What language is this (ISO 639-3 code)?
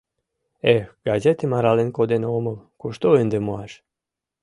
chm